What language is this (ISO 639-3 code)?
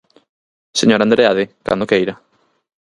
glg